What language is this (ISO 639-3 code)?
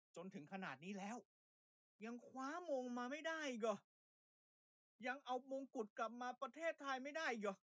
tha